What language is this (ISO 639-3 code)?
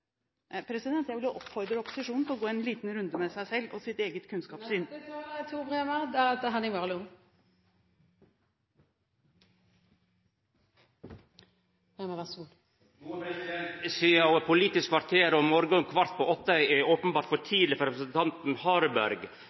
nor